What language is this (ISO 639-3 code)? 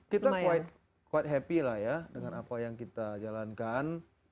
ind